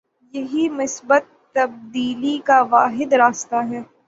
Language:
Urdu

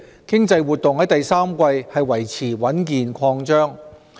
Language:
Cantonese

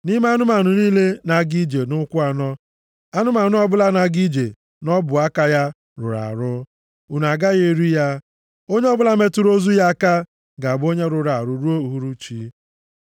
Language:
Igbo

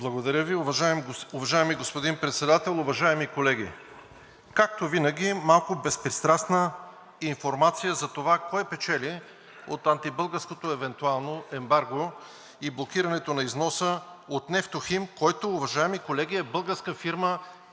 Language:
Bulgarian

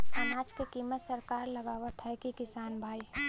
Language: Bhojpuri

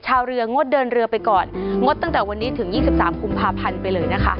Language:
Thai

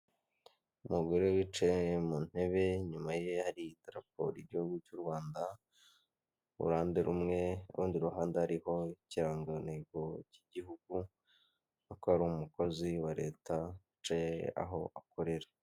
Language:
Kinyarwanda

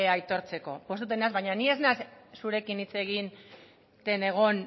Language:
Basque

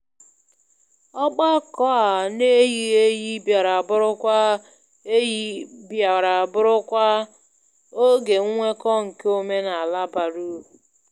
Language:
Igbo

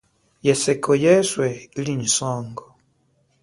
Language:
Chokwe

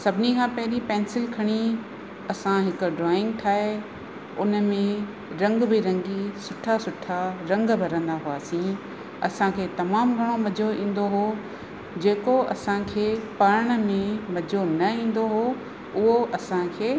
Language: Sindhi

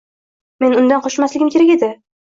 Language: Uzbek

